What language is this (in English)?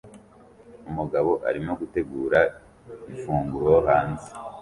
Kinyarwanda